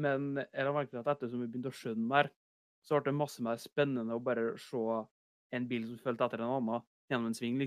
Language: Danish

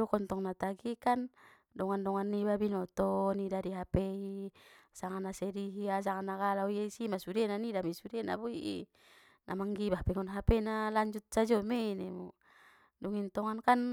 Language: Batak Mandailing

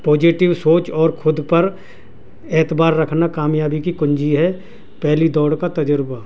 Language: Urdu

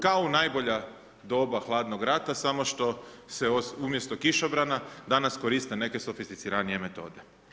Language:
Croatian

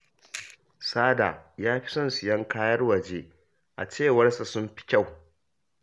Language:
Hausa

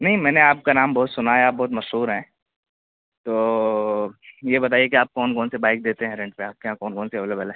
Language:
Urdu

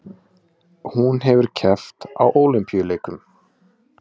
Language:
Icelandic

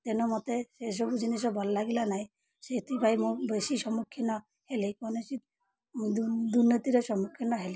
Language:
Odia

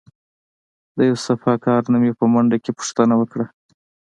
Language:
Pashto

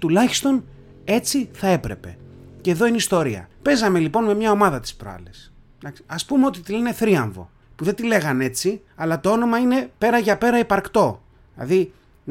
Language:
Greek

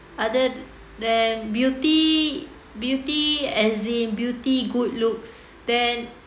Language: English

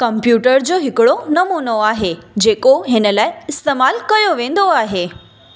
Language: Sindhi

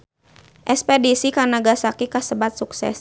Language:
Sundanese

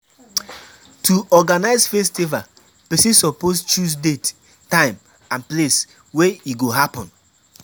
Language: Nigerian Pidgin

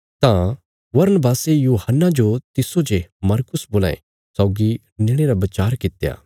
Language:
Bilaspuri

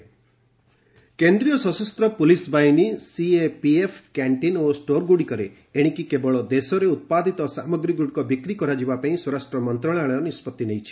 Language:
Odia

